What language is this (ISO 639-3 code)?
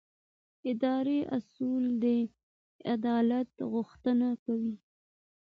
pus